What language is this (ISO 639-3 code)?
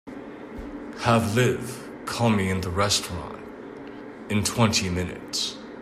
eng